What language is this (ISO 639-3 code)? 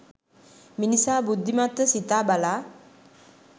sin